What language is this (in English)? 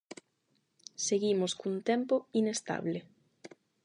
Galician